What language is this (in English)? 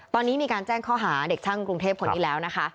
Thai